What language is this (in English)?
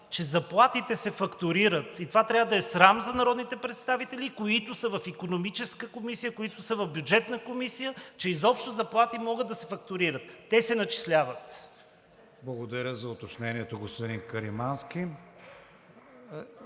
Bulgarian